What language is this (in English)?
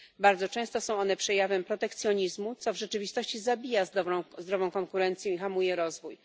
Polish